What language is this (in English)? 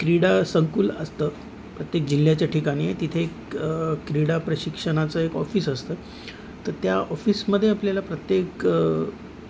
Marathi